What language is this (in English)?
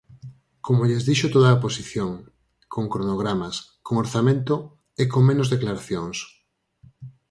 Galician